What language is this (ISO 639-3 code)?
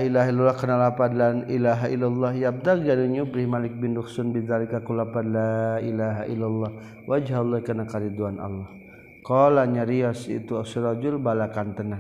msa